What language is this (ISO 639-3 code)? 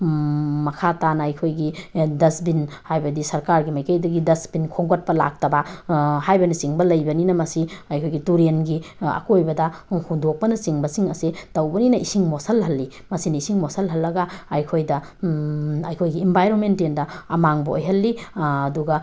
mni